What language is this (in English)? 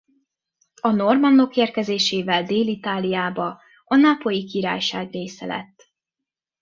Hungarian